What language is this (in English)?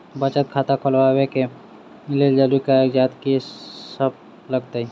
Maithili